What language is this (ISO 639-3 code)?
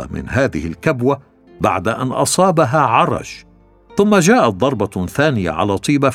ara